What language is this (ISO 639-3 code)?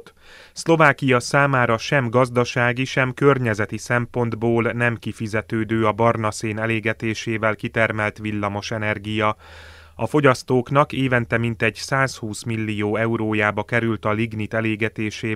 hun